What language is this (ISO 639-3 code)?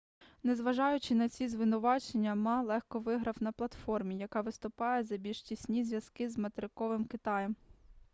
ukr